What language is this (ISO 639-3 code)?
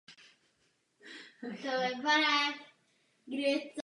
ces